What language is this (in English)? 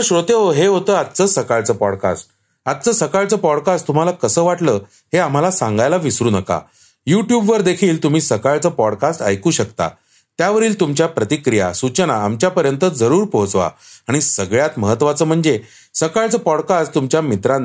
Marathi